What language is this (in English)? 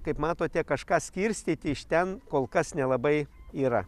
Lithuanian